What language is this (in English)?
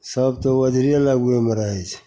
Maithili